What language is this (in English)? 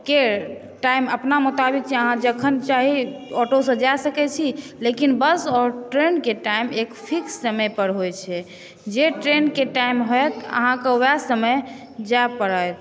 Maithili